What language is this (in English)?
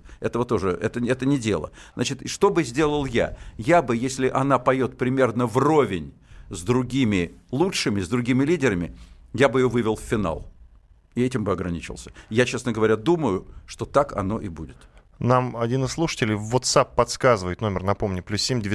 Russian